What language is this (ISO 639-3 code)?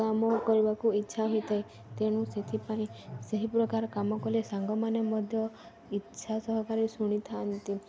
ori